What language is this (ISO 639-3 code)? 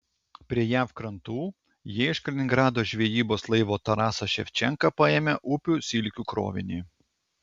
lit